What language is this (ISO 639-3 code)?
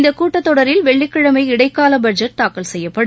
tam